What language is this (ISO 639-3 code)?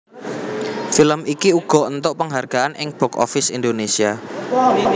jav